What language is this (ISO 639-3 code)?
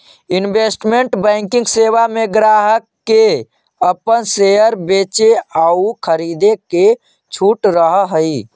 mag